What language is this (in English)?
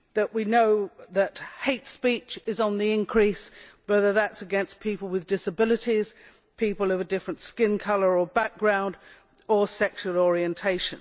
English